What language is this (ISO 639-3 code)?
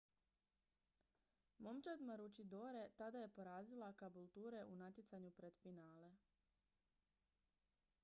hrv